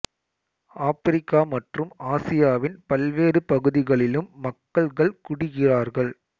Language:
Tamil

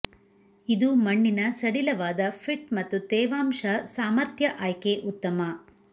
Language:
Kannada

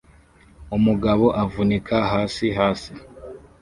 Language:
Kinyarwanda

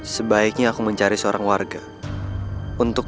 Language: Indonesian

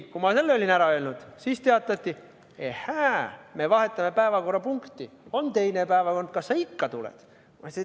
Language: Estonian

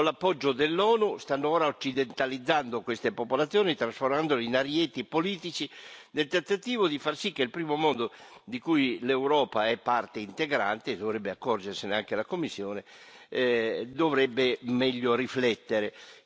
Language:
Italian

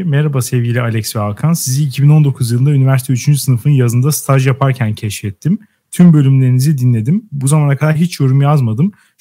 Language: Turkish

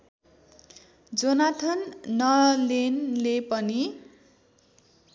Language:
Nepali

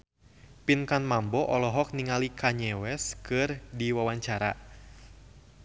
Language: Sundanese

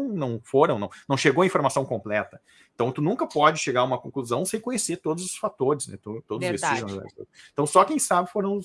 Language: Portuguese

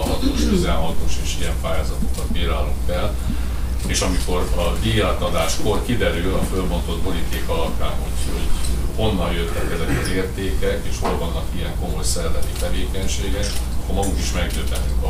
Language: Hungarian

